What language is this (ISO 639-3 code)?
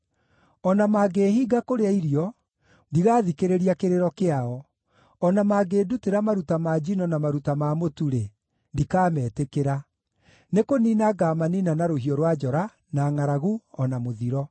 kik